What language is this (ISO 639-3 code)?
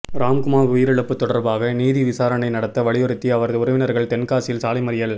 tam